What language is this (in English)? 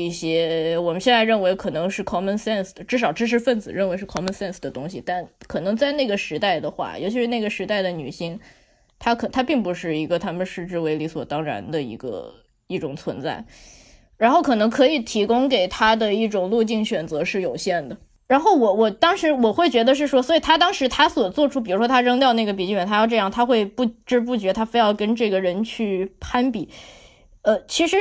Chinese